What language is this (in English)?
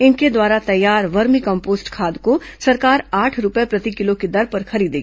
Hindi